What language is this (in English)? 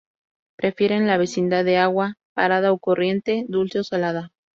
Spanish